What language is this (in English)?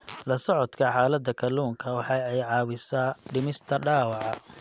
Somali